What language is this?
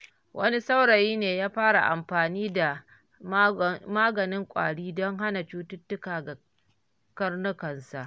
Hausa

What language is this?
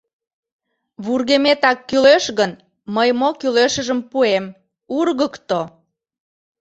Mari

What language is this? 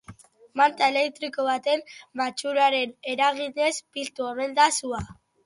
Basque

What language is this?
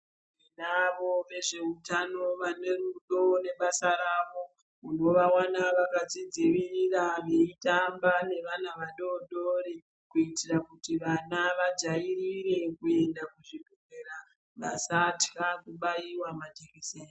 Ndau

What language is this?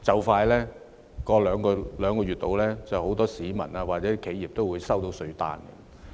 Cantonese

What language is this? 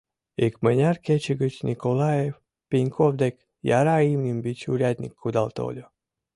Mari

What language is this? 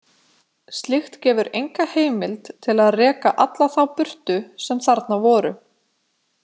Icelandic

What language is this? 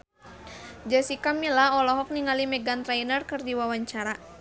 Sundanese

